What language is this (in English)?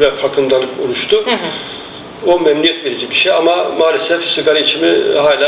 Turkish